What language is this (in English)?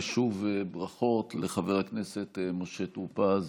Hebrew